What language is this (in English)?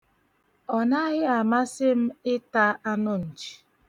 Igbo